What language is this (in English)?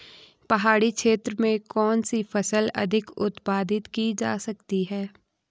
Hindi